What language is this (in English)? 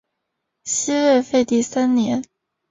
Chinese